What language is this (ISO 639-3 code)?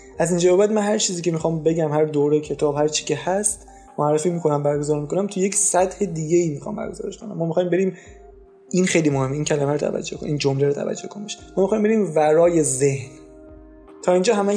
fas